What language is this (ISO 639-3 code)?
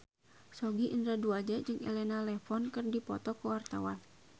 sun